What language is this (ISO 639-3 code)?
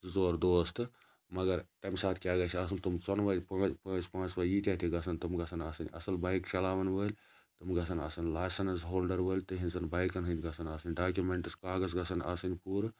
kas